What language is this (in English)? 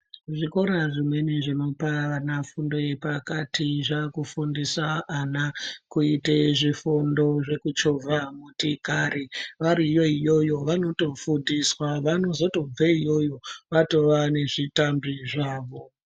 Ndau